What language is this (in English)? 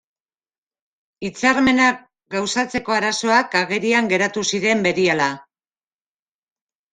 Basque